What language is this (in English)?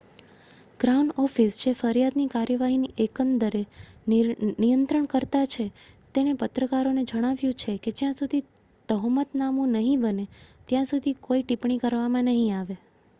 Gujarati